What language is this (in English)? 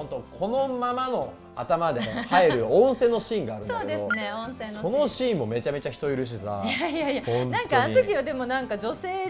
Japanese